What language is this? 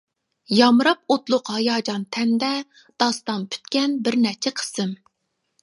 Uyghur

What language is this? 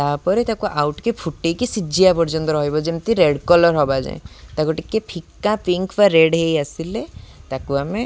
Odia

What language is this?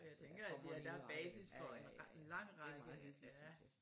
Danish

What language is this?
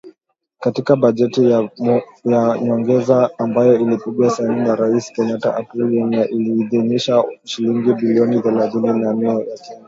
Swahili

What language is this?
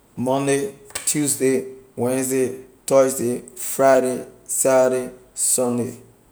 Liberian English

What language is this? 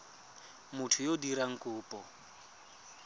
Tswana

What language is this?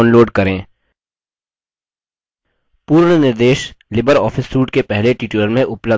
Hindi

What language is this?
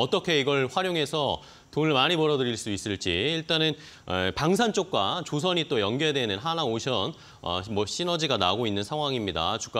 Korean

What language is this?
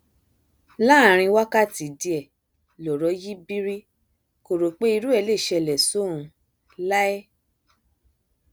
Yoruba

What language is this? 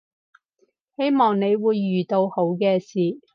Cantonese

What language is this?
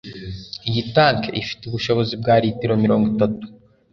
Kinyarwanda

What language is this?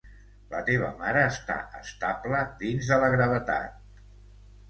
Catalan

